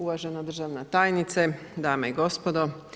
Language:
Croatian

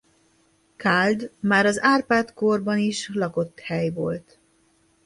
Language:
Hungarian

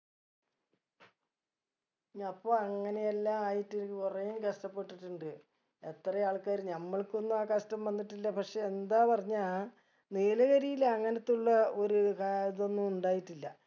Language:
Malayalam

